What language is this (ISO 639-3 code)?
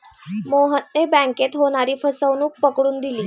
mar